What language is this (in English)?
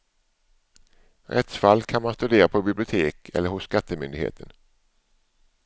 Swedish